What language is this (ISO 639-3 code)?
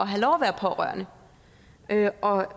dan